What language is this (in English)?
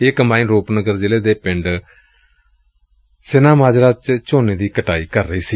Punjabi